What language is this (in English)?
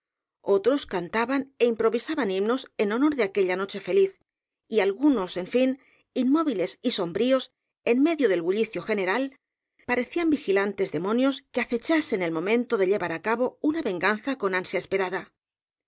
Spanish